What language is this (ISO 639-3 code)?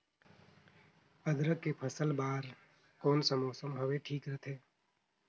hne